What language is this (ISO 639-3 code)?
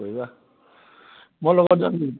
asm